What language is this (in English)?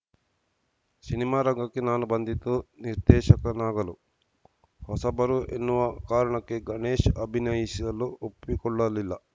Kannada